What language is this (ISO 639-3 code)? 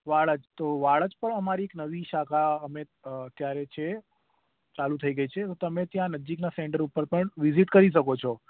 guj